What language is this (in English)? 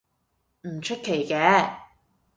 Cantonese